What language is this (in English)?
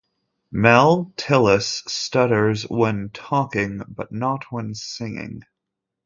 English